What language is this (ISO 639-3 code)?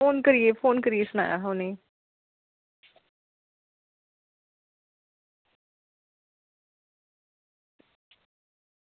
doi